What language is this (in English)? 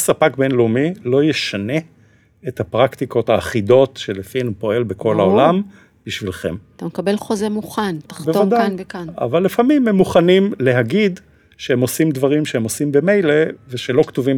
Hebrew